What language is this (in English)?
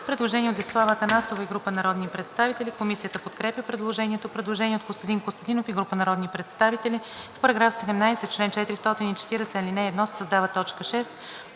Bulgarian